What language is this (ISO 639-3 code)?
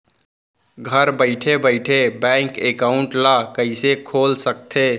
hne